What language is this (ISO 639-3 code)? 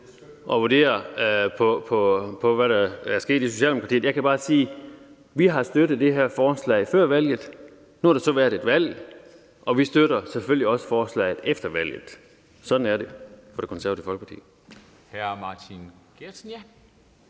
dan